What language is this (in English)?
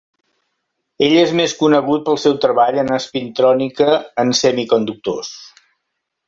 Catalan